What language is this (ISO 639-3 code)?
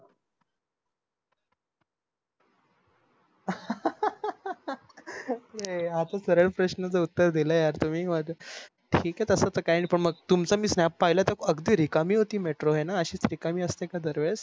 mar